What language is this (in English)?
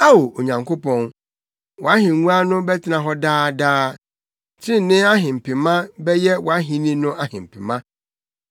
Akan